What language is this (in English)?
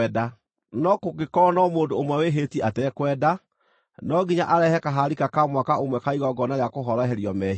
Kikuyu